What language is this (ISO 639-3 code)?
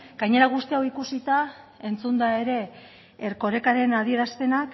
eus